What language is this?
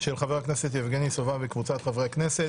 Hebrew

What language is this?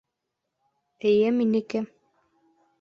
Bashkir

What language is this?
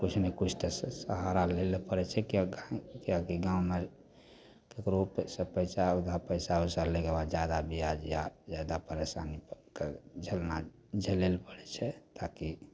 Maithili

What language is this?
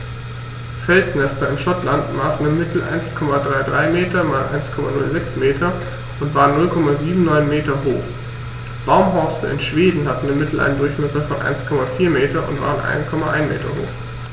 German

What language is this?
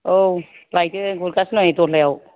Bodo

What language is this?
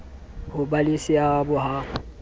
Southern Sotho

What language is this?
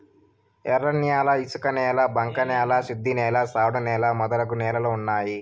Telugu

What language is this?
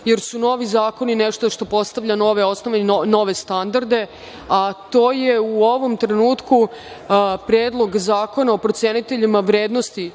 Serbian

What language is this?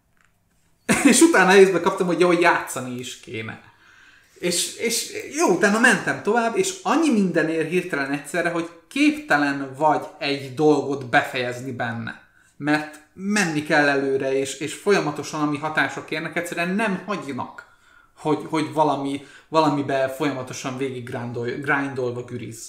Hungarian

